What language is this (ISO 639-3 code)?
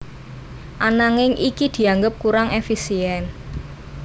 jav